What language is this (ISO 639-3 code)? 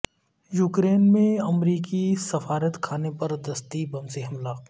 urd